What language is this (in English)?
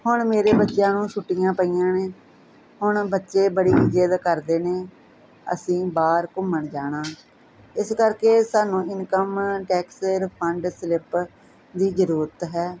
Punjabi